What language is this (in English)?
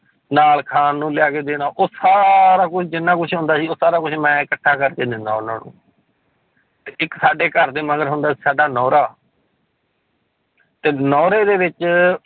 Punjabi